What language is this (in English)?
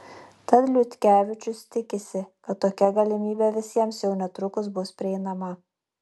Lithuanian